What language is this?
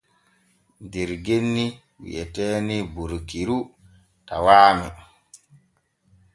Borgu Fulfulde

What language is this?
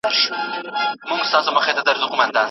Pashto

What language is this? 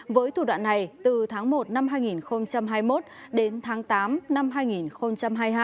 Vietnamese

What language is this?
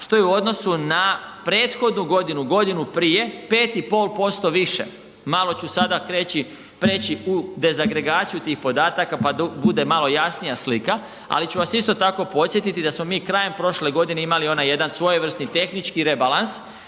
Croatian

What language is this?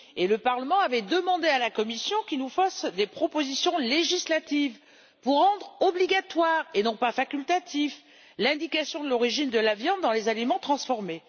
French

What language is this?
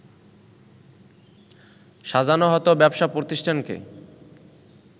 Bangla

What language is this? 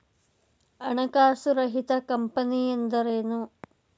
Kannada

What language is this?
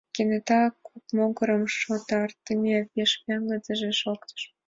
Mari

